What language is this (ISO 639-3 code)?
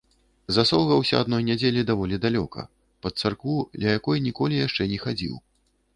bel